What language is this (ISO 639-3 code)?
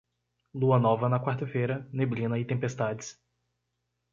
por